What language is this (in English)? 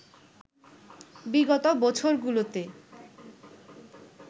Bangla